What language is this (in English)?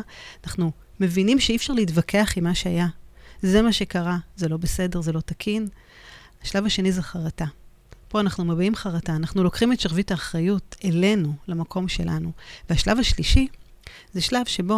Hebrew